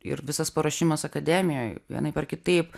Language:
Lithuanian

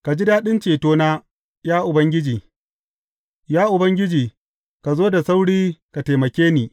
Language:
Hausa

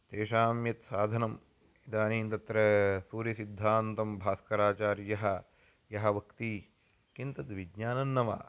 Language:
Sanskrit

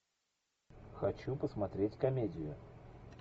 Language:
Russian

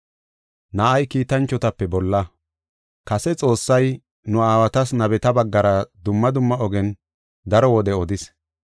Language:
Gofa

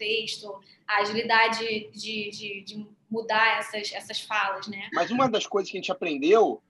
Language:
Portuguese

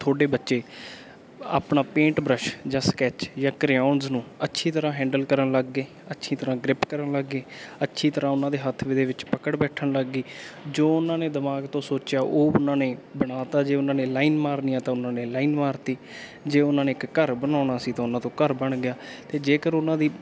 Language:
Punjabi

